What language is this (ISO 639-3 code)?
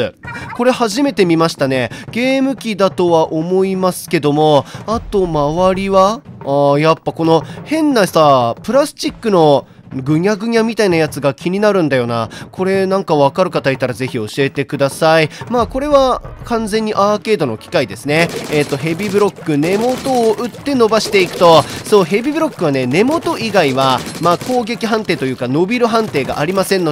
jpn